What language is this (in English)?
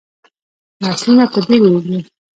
Pashto